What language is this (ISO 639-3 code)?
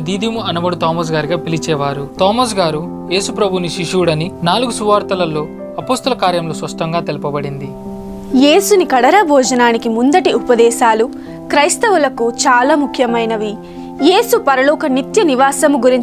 hin